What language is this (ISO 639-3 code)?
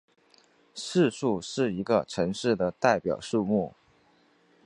zho